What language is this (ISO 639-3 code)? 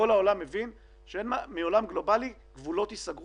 heb